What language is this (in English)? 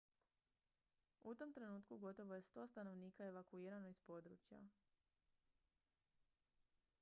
Croatian